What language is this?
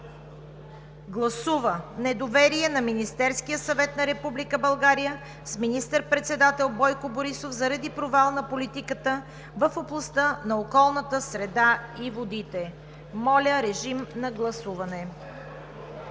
Bulgarian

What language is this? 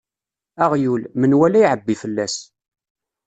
Kabyle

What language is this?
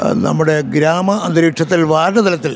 Malayalam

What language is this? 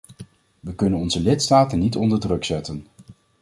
Dutch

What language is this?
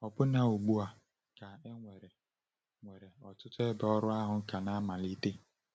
Igbo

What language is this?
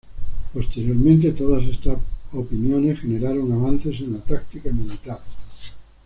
Spanish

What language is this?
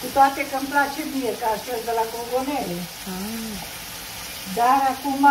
Romanian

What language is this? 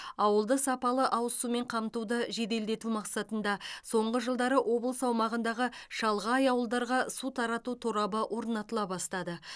Kazakh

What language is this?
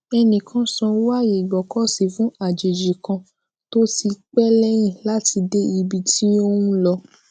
Yoruba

